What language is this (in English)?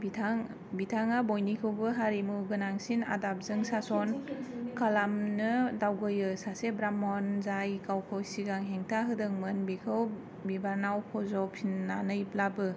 Bodo